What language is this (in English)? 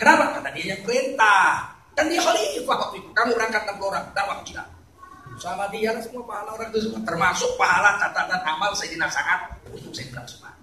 Indonesian